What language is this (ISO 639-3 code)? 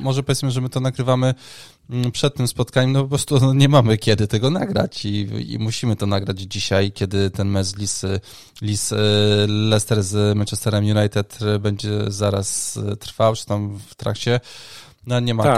pol